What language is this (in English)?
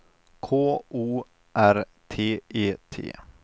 Swedish